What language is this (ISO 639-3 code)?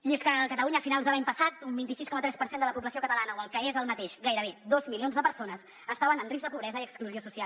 cat